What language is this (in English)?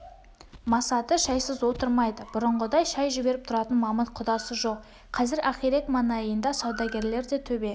Kazakh